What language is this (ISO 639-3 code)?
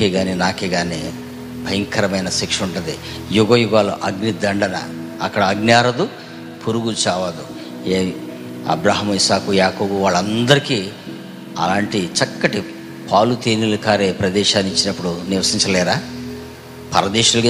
tel